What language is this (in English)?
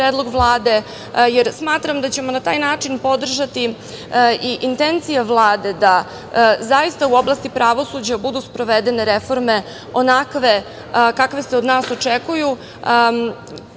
Serbian